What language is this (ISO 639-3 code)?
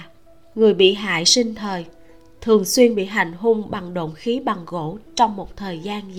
vie